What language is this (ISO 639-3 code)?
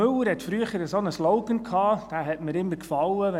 gsw